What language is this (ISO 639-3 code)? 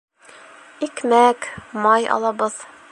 bak